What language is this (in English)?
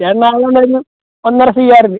Malayalam